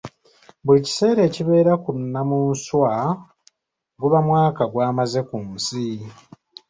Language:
Ganda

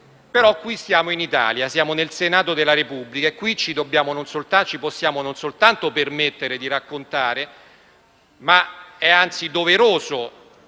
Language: Italian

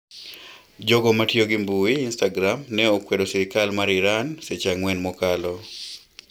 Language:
Luo (Kenya and Tanzania)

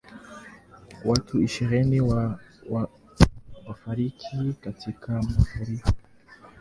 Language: Swahili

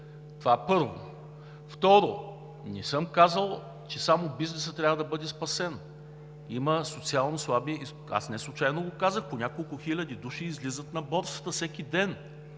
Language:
Bulgarian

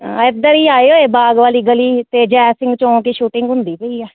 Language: Punjabi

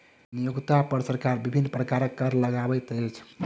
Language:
Maithili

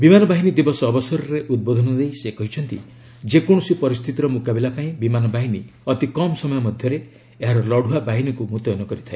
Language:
Odia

